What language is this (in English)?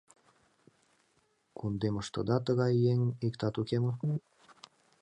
Mari